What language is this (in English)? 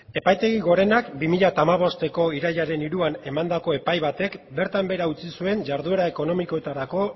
Basque